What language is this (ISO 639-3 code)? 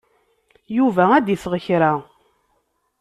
kab